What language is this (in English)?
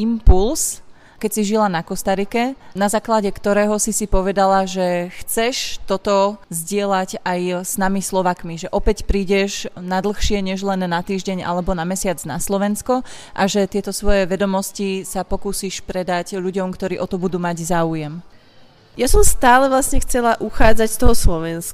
Slovak